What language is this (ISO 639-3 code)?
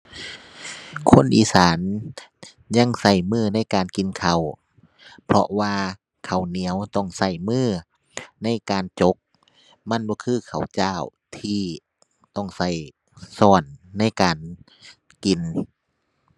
tha